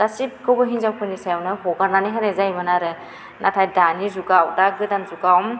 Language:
Bodo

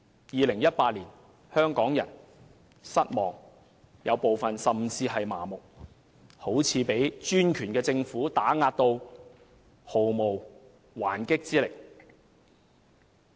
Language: Cantonese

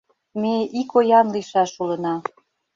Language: Mari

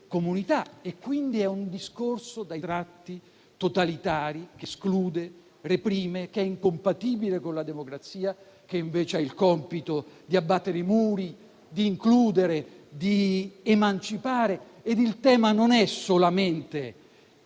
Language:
Italian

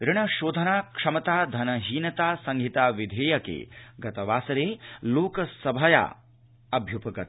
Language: Sanskrit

